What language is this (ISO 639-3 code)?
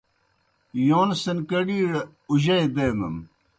plk